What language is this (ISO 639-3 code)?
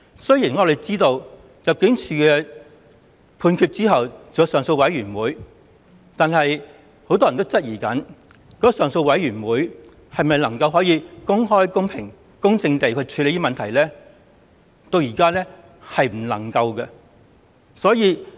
yue